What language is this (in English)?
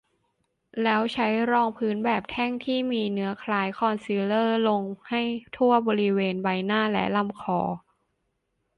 Thai